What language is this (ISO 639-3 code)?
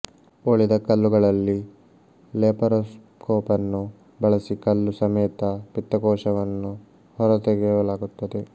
kan